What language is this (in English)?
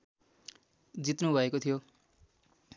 Nepali